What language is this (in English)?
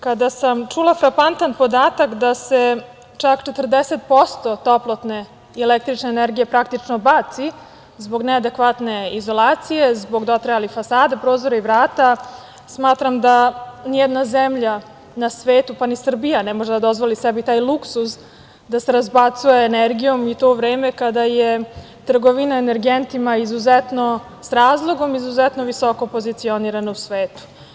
Serbian